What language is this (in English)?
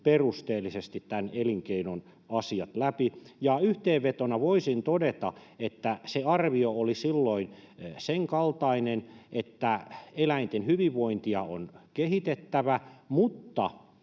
Finnish